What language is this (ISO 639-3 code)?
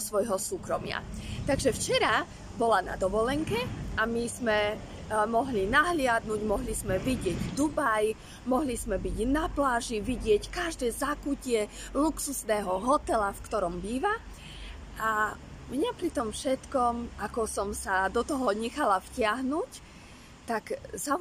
slk